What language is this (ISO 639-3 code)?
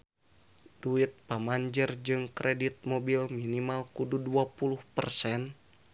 sun